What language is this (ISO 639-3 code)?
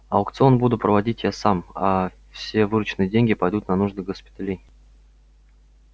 rus